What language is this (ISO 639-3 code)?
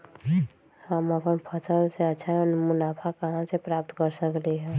mag